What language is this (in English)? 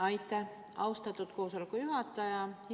Estonian